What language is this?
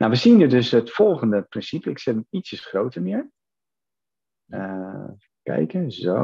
Dutch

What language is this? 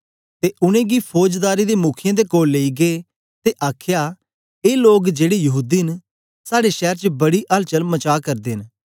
Dogri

